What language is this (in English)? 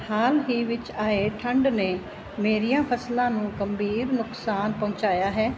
Punjabi